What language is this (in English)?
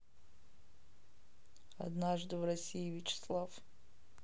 Russian